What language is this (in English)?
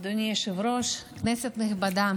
Hebrew